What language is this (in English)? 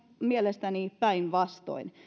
Finnish